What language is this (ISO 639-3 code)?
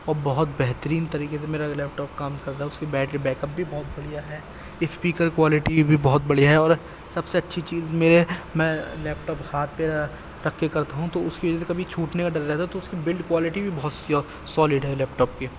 urd